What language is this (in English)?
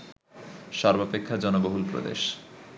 Bangla